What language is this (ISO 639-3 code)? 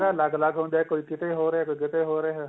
pan